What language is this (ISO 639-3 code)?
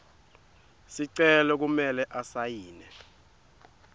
ssw